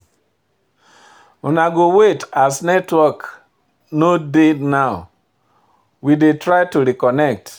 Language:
Nigerian Pidgin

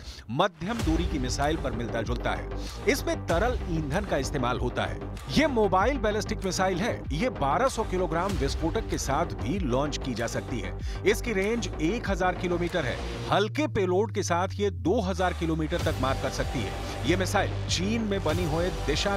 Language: Hindi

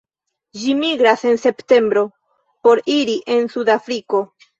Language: Esperanto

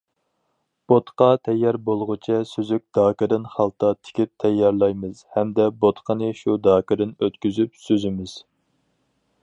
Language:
Uyghur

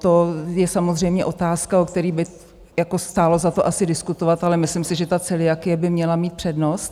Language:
Czech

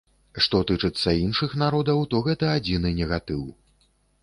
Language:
Belarusian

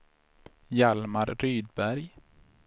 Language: Swedish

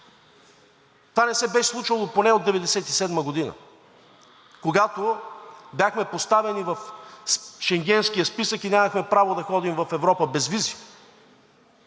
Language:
Bulgarian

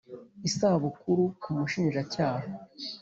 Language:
Kinyarwanda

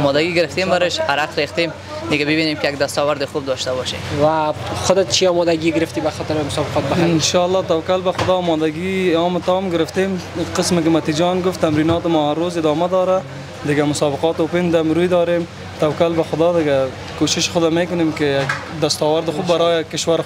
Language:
Persian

